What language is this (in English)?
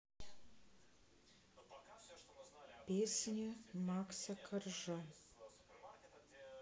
Russian